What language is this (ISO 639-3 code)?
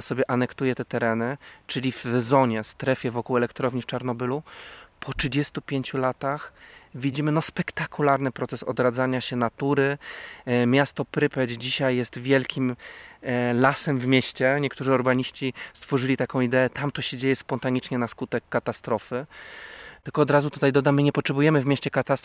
pol